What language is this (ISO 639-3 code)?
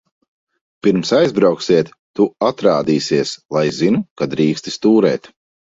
lav